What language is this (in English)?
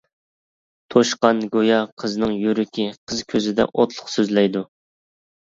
Uyghur